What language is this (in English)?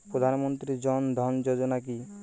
Bangla